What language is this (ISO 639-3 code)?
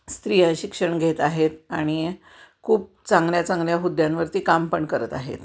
mar